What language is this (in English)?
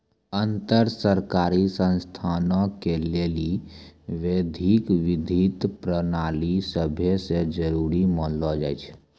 Maithili